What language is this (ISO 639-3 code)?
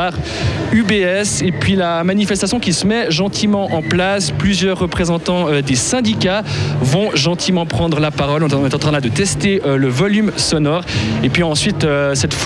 fra